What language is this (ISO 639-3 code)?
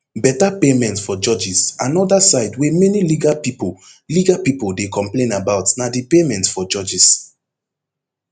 pcm